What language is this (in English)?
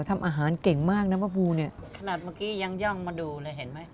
Thai